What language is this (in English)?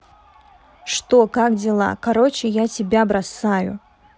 Russian